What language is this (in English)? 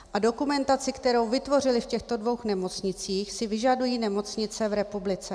Czech